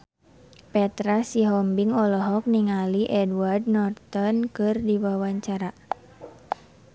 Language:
Sundanese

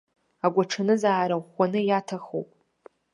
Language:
Abkhazian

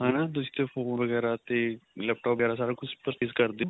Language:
Punjabi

